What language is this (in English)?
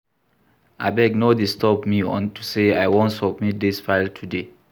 Nigerian Pidgin